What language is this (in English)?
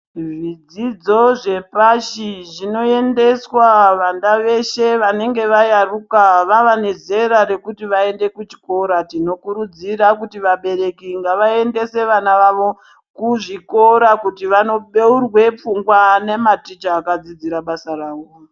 Ndau